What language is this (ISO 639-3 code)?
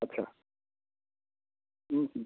ben